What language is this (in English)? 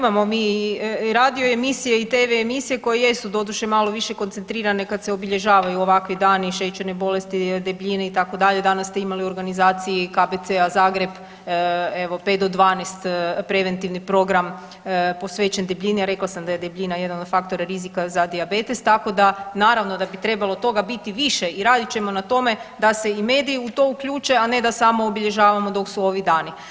Croatian